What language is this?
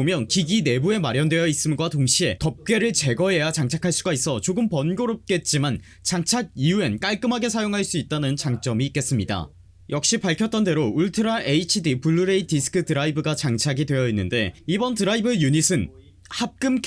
Korean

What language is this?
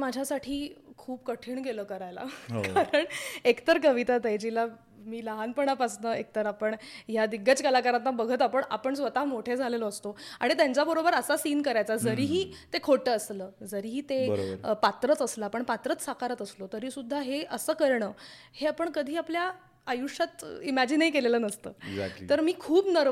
Marathi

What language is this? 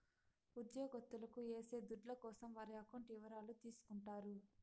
Telugu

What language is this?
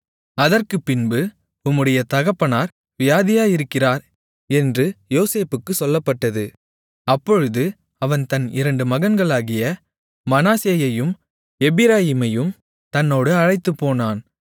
Tamil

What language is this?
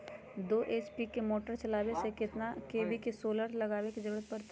Magahi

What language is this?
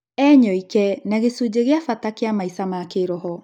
Kikuyu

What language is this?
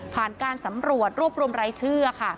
Thai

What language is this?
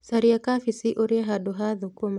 Kikuyu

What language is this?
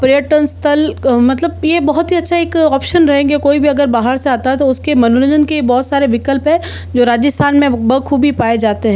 Hindi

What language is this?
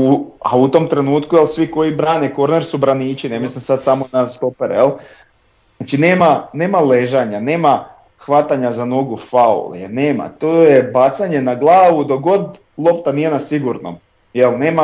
Croatian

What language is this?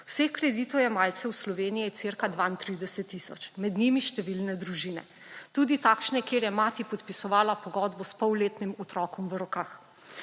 Slovenian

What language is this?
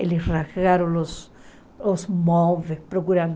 Portuguese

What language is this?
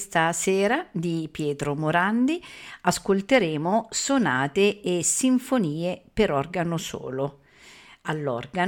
Italian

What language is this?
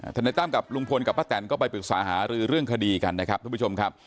Thai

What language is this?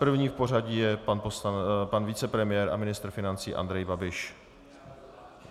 Czech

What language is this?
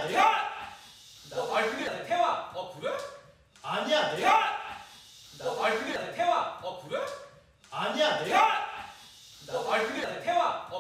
Korean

